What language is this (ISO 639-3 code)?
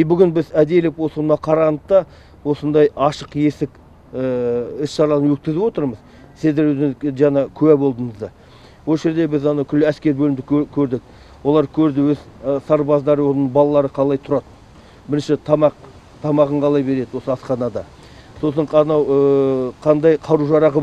rus